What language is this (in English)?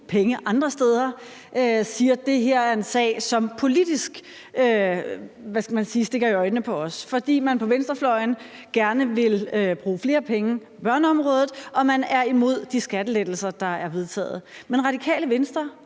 Danish